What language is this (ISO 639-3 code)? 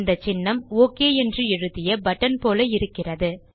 tam